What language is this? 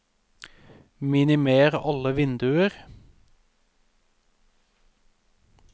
Norwegian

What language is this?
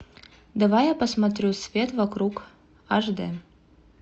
Russian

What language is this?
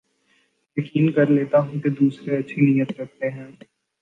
Urdu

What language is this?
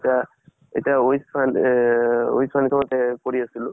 Assamese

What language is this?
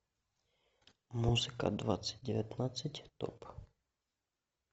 Russian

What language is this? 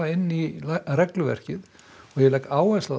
Icelandic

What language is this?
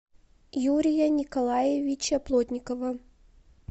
Russian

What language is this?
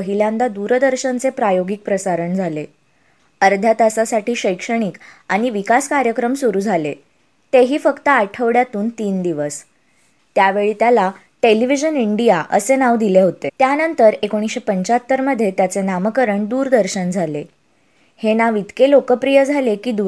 Marathi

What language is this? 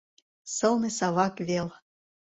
Mari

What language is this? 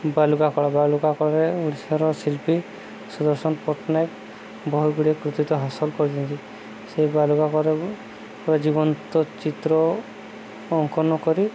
Odia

